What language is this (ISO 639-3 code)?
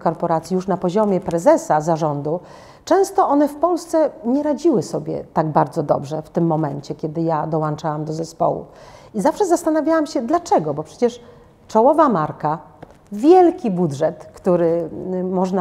pol